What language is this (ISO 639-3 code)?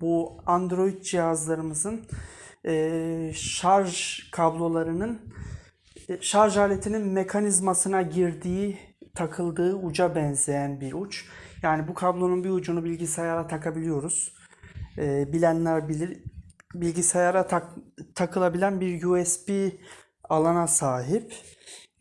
tur